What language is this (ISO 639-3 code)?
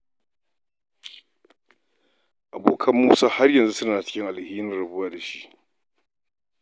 hau